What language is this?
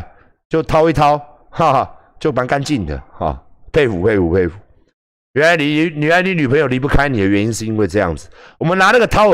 Chinese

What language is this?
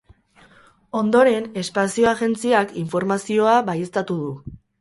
Basque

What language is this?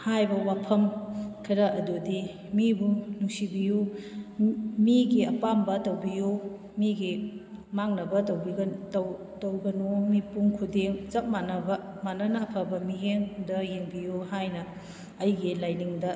Manipuri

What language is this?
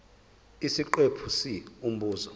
Zulu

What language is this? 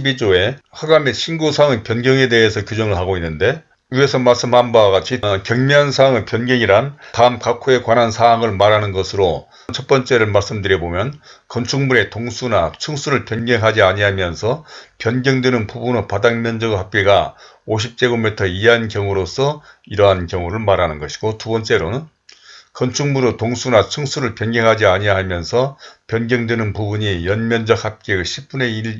Korean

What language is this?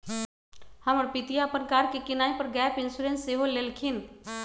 Magahi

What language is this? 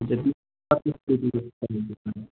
Nepali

